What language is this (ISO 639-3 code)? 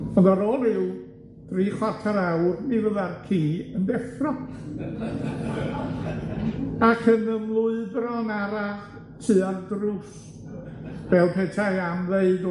cym